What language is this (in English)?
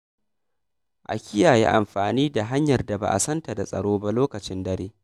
Hausa